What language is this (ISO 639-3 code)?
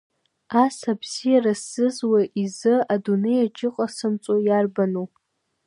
abk